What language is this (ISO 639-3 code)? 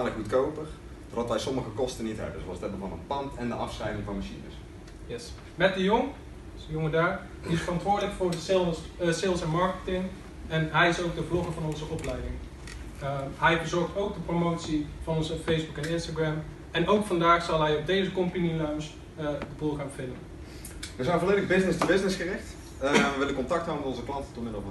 nld